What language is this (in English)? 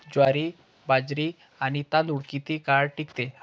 Marathi